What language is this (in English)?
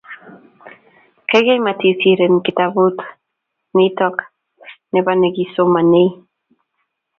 Kalenjin